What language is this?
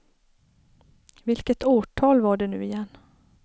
Swedish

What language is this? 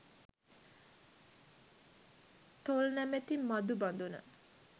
Sinhala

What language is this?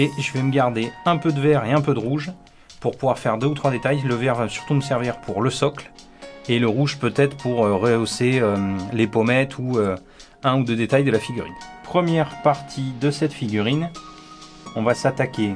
French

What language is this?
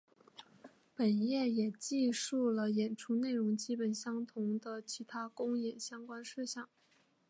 Chinese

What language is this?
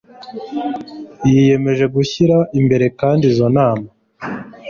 Kinyarwanda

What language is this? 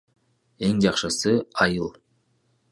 Kyrgyz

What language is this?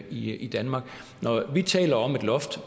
Danish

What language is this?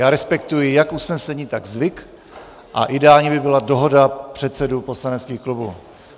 Czech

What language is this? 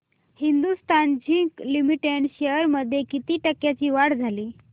Marathi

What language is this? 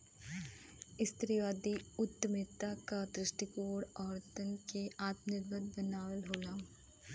Bhojpuri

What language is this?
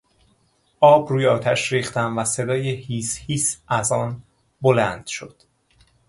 Persian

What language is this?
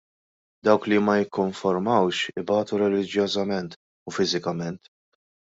Maltese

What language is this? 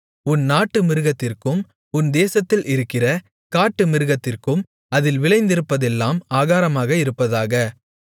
Tamil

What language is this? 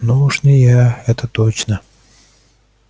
Russian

